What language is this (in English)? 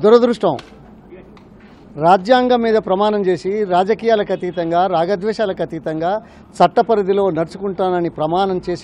Hindi